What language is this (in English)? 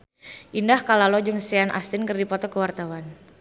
Sundanese